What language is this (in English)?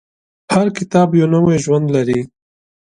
Pashto